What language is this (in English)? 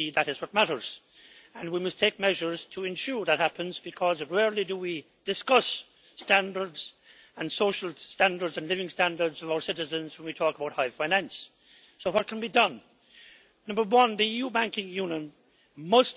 English